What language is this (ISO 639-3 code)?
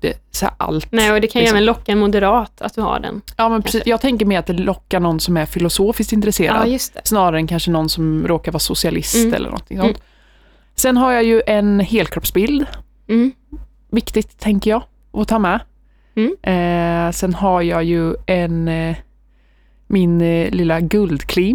swe